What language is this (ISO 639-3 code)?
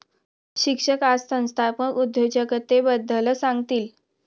mar